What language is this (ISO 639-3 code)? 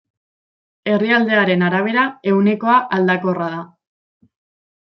eus